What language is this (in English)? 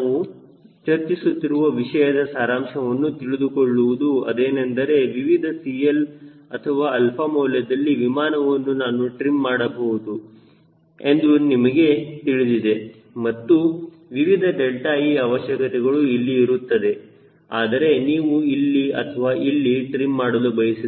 Kannada